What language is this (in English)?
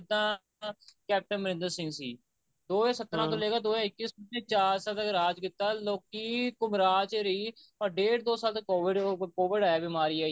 Punjabi